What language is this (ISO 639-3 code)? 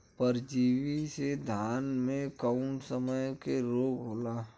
bho